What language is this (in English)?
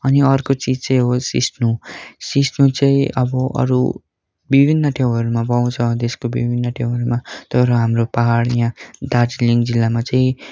Nepali